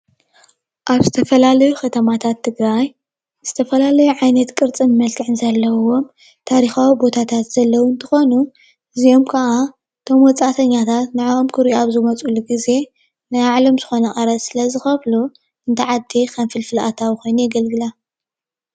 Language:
Tigrinya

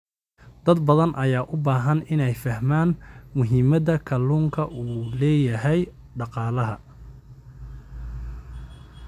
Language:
Somali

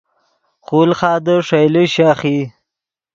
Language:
Yidgha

